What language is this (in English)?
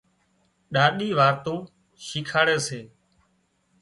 Wadiyara Koli